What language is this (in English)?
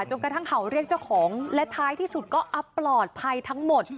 Thai